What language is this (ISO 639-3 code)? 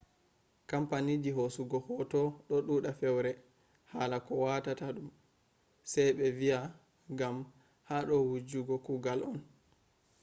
ful